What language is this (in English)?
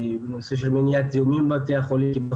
Hebrew